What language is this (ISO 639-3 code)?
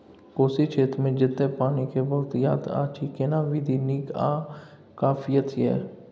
mai